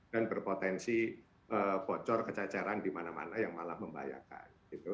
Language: Indonesian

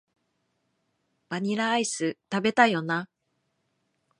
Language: Japanese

